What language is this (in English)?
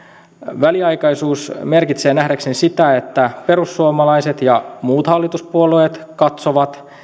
Finnish